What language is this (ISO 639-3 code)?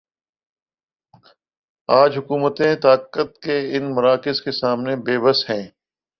urd